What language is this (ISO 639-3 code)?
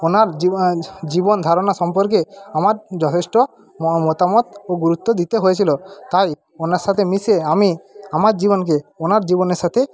ben